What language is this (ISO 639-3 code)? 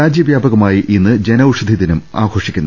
mal